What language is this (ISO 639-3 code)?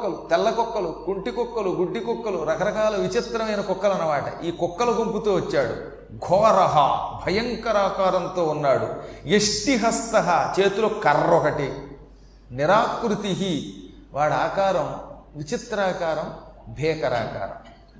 tel